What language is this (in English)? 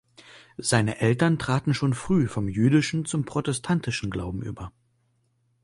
German